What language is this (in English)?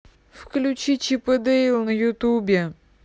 Russian